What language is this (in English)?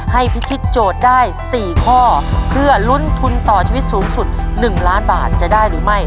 Thai